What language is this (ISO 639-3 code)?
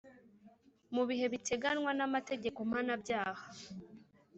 kin